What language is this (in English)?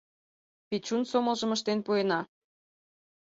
Mari